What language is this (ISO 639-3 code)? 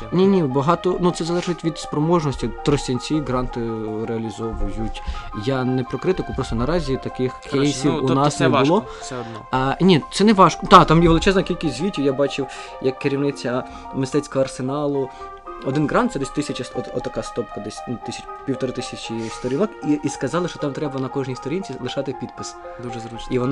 ukr